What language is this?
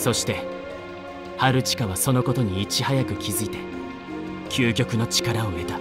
Japanese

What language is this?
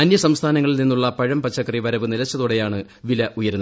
Malayalam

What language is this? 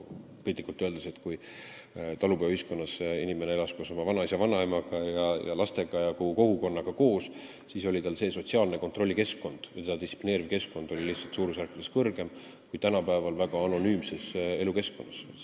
Estonian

